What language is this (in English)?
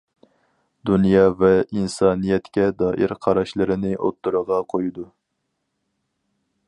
Uyghur